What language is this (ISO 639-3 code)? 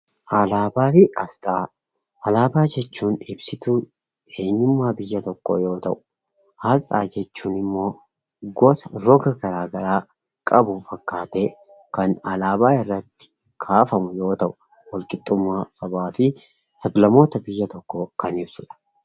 orm